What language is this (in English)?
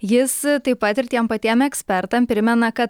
Lithuanian